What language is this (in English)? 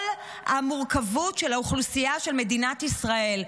Hebrew